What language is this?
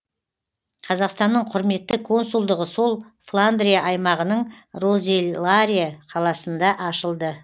Kazakh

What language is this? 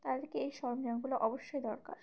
Bangla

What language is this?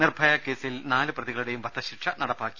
Malayalam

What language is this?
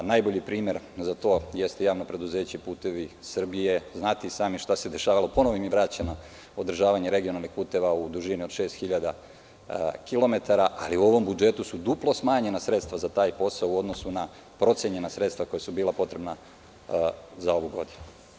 Serbian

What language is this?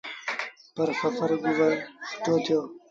Sindhi Bhil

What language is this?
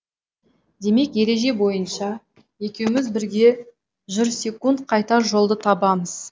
Kazakh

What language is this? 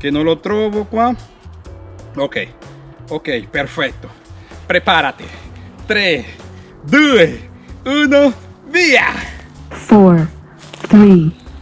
Spanish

